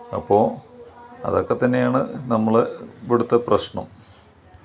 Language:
Malayalam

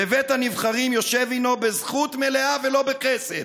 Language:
Hebrew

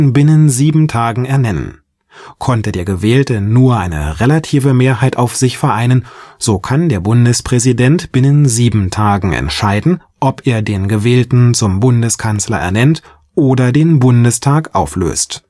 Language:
German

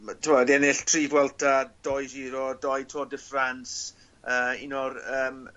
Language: Welsh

